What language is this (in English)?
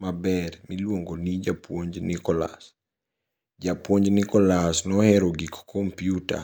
Luo (Kenya and Tanzania)